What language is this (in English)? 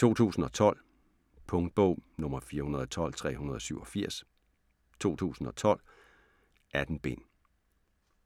Danish